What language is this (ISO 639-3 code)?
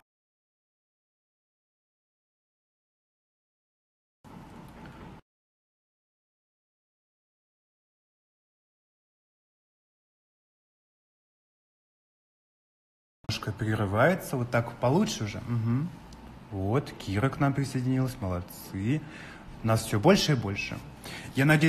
rus